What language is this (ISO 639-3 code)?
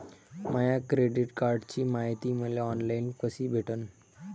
mar